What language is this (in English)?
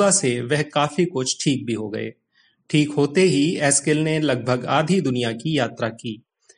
Hindi